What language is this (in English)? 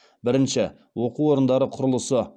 Kazakh